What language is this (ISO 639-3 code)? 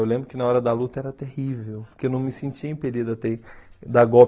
por